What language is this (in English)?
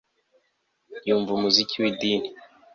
Kinyarwanda